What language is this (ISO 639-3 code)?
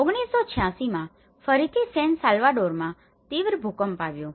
guj